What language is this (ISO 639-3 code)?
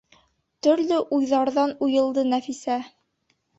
bak